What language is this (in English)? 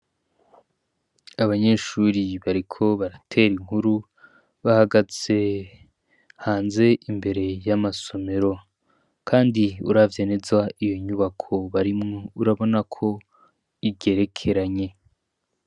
Rundi